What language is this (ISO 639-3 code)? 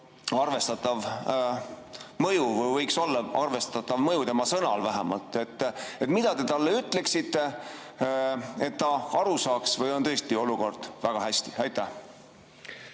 est